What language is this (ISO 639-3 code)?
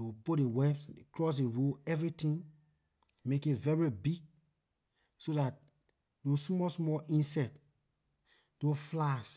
lir